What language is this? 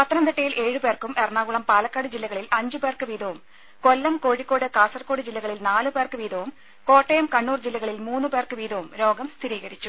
Malayalam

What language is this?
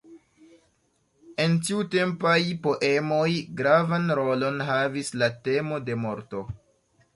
Esperanto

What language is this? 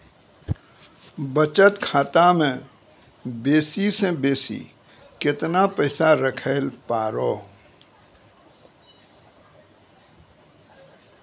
Maithili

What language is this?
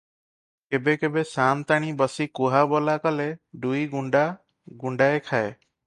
Odia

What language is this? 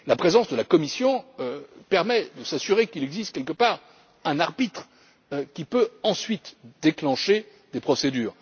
French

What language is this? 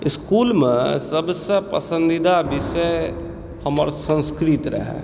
Maithili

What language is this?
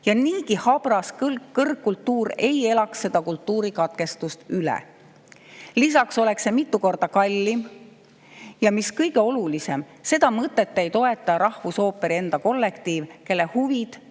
Estonian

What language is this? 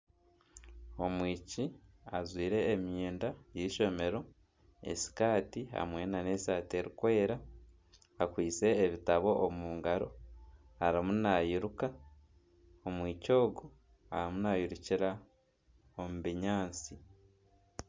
Nyankole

